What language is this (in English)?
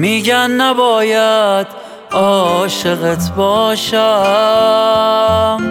Persian